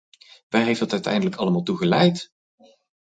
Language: Dutch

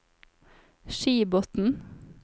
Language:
Norwegian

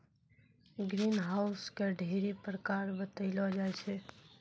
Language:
Maithili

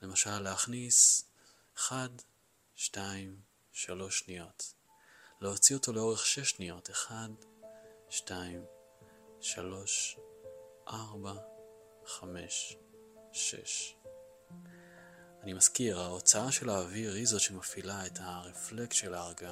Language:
Hebrew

